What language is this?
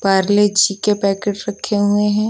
Hindi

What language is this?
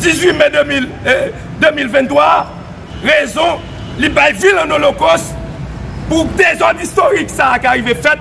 French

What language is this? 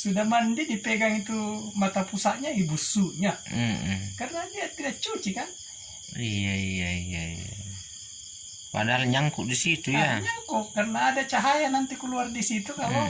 Indonesian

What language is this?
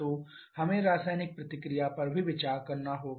Hindi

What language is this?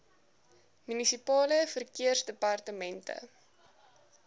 Afrikaans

